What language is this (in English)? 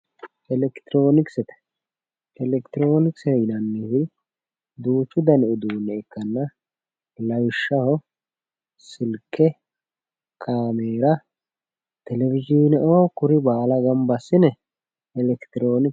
Sidamo